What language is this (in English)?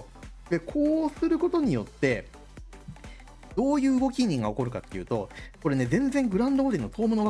Japanese